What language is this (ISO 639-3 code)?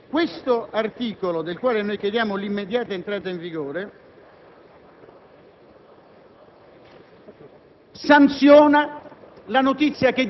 ita